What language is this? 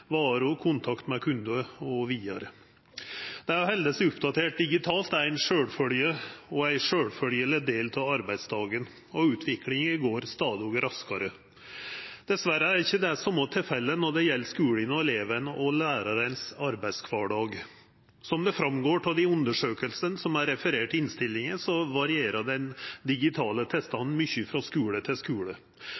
Norwegian Nynorsk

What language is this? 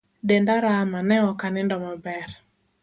Luo (Kenya and Tanzania)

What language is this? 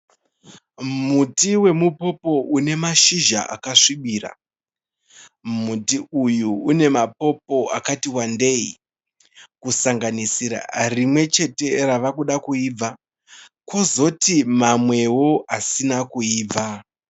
Shona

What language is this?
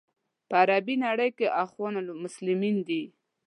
Pashto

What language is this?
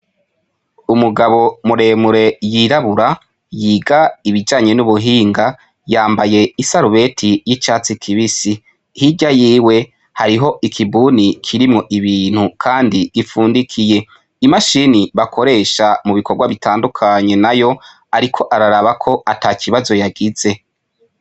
Rundi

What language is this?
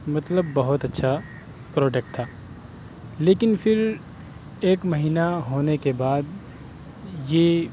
Urdu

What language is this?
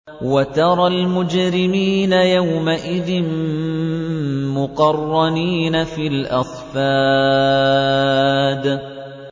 Arabic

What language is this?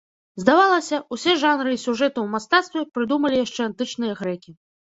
Belarusian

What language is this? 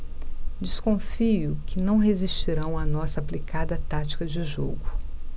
Portuguese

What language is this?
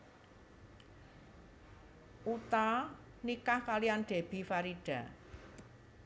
Javanese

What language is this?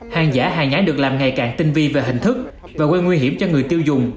Vietnamese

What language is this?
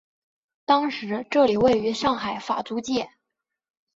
Chinese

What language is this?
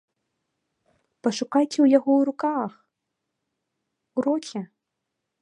Belarusian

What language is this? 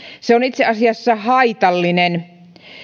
Finnish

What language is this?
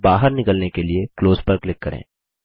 Hindi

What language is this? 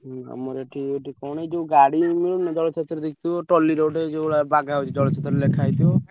Odia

